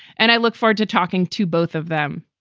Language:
English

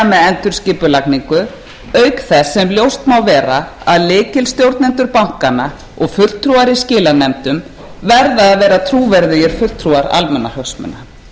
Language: Icelandic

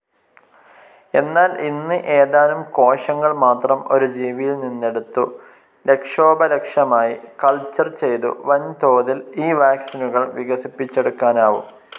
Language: Malayalam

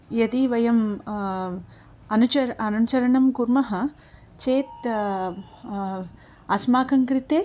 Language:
Sanskrit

